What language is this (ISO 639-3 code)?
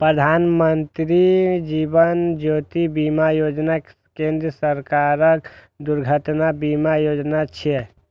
mai